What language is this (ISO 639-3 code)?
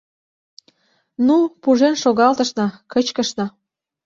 chm